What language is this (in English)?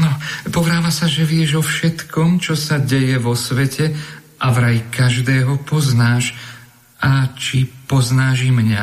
Slovak